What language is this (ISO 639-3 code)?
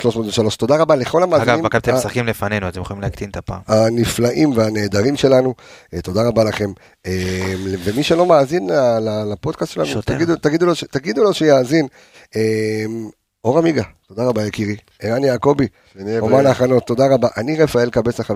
heb